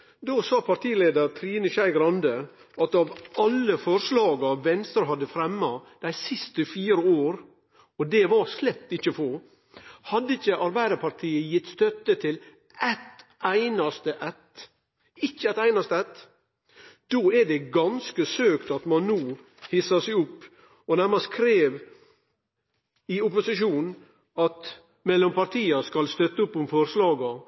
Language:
Norwegian Nynorsk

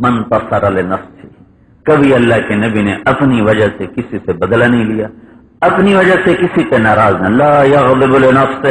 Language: Arabic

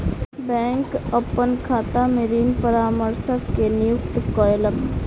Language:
Maithili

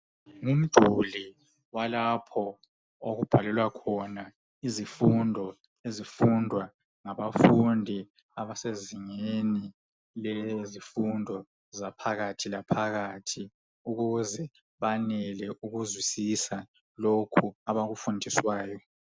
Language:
North Ndebele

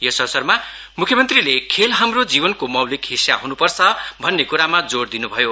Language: Nepali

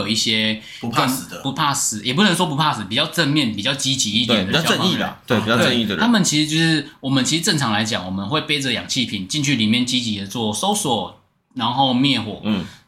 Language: Chinese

